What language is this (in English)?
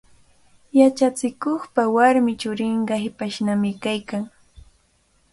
Cajatambo North Lima Quechua